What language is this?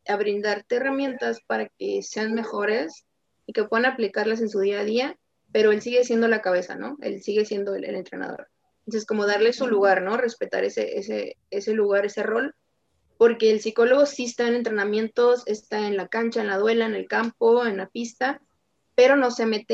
Spanish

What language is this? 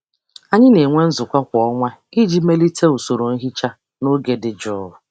Igbo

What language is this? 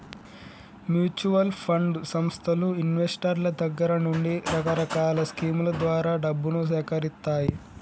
Telugu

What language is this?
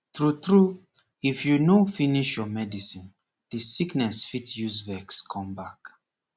Nigerian Pidgin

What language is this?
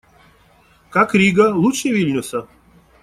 Russian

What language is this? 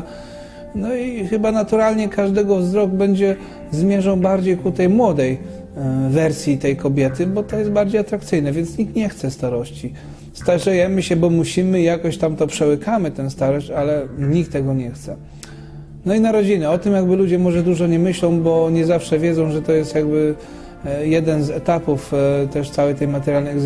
Polish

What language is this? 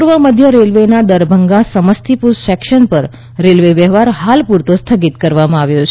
Gujarati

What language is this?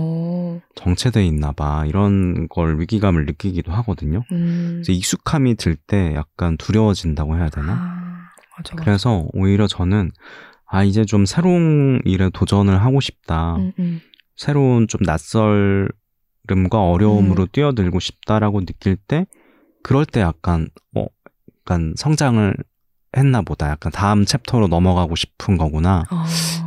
Korean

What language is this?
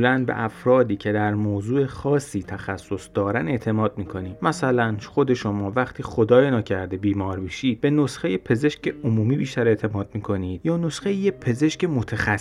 Persian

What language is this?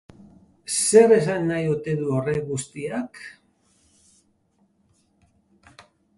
Basque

